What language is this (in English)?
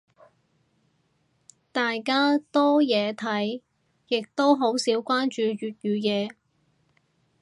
Cantonese